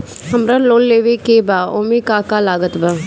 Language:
Bhojpuri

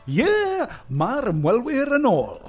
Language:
Welsh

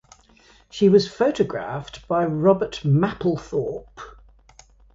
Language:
English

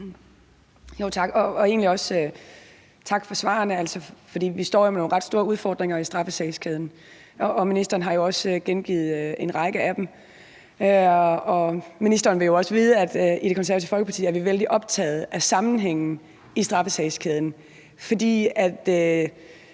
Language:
Danish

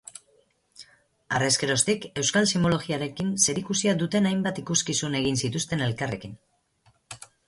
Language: Basque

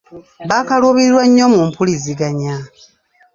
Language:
Ganda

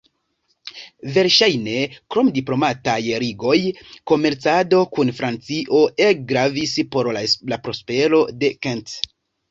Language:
Esperanto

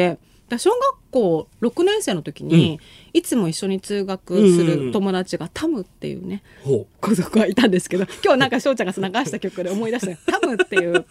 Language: Japanese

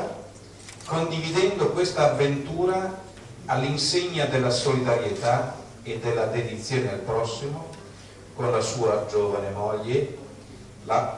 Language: Italian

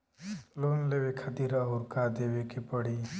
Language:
Bhojpuri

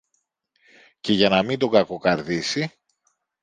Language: Greek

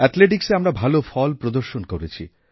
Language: Bangla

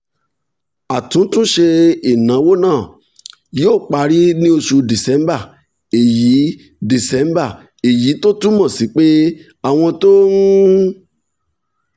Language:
Yoruba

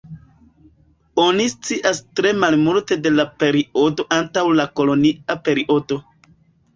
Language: Esperanto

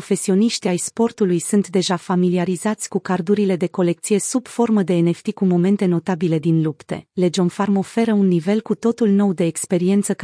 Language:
Romanian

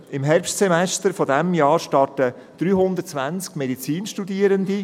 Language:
Swiss German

